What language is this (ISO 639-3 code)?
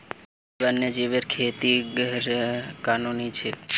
mag